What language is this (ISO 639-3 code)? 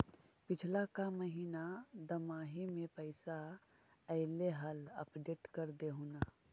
mag